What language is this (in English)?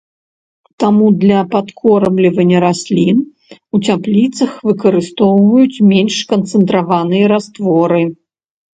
Belarusian